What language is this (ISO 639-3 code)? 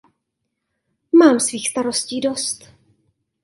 ces